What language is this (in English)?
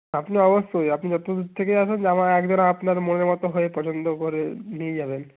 Bangla